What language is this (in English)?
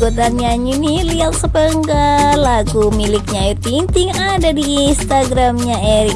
Indonesian